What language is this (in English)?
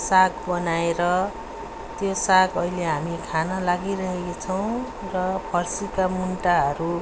Nepali